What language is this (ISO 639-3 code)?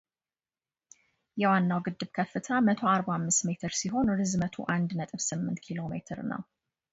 amh